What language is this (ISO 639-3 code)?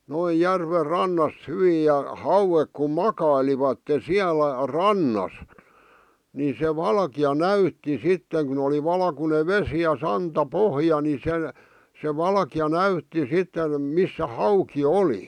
fin